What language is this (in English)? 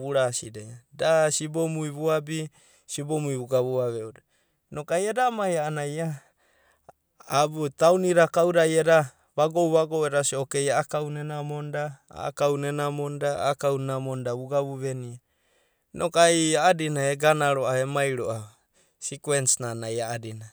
Abadi